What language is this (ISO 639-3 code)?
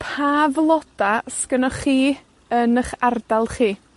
cym